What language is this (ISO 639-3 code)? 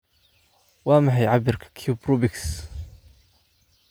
som